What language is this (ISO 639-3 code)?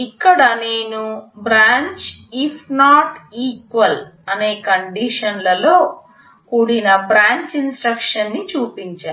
tel